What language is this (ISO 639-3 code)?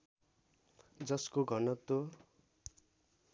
nep